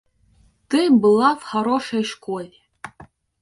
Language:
Russian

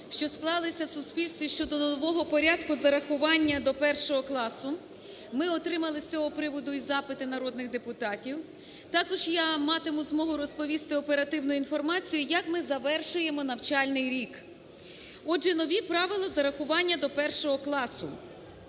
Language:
Ukrainian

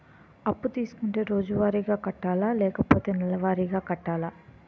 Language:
Telugu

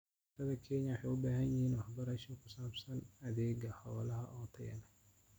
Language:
Somali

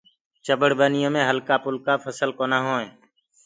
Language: Gurgula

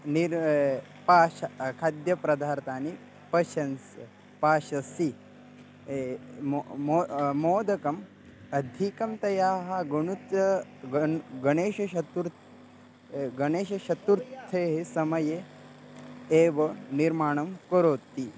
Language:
Sanskrit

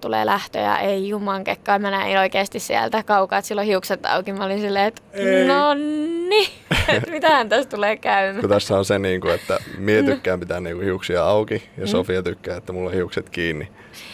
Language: Finnish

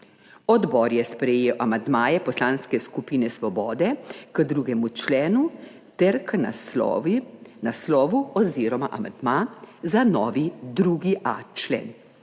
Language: Slovenian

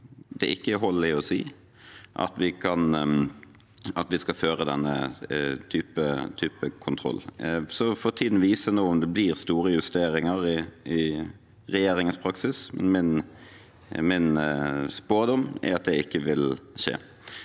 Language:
Norwegian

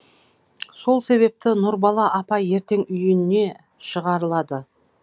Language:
Kazakh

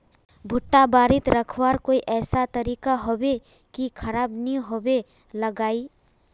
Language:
Magahi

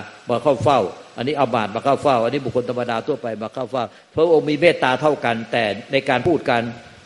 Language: Thai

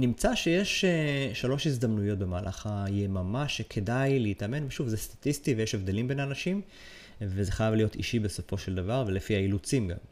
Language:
Hebrew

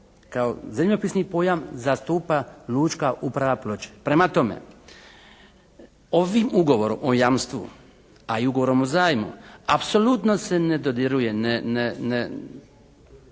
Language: Croatian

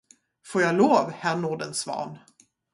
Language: Swedish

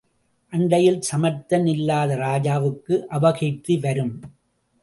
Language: Tamil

